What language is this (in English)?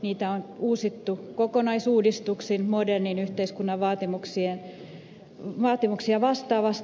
Finnish